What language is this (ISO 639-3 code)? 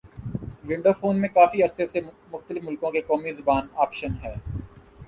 urd